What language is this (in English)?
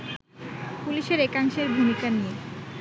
Bangla